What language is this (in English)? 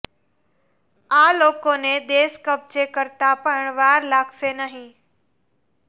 Gujarati